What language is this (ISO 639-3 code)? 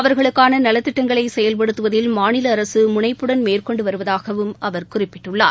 tam